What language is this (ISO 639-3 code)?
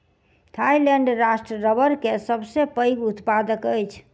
mai